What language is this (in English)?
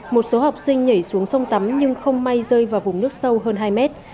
Vietnamese